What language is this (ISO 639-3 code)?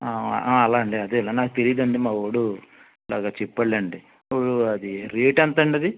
tel